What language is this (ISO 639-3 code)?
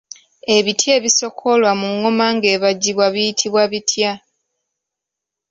lug